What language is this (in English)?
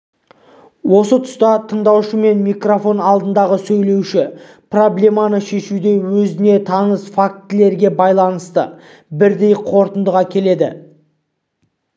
Kazakh